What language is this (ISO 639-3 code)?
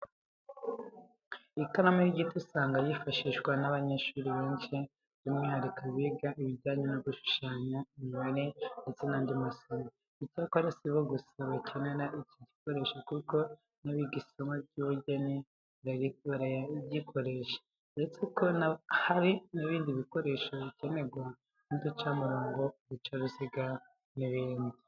kin